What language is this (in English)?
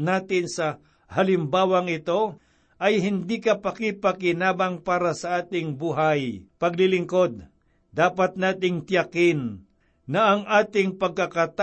Filipino